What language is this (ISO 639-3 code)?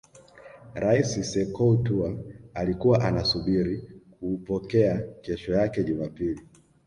swa